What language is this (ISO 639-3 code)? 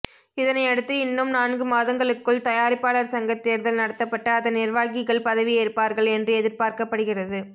tam